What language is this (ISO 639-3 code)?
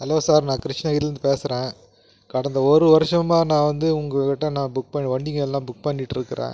tam